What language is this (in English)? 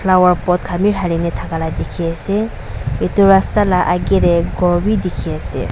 Naga Pidgin